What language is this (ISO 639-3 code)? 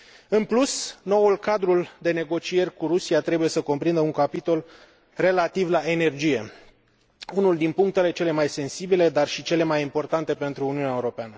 ron